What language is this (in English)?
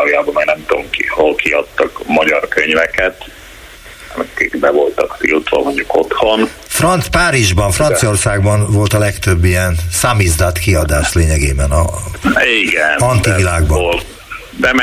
Hungarian